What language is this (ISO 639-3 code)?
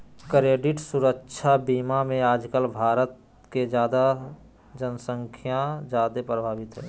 mag